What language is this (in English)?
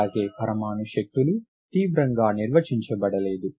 Telugu